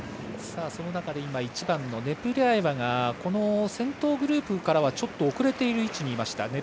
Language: Japanese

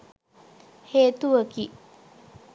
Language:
Sinhala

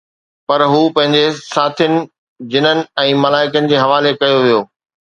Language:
Sindhi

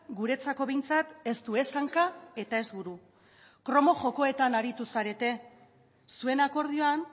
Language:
Basque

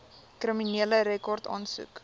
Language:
Afrikaans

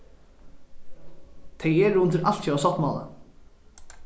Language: Faroese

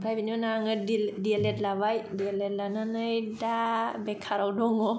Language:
Bodo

